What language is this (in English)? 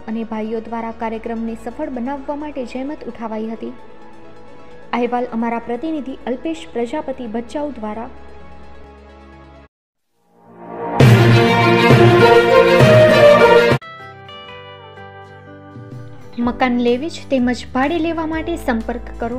Gujarati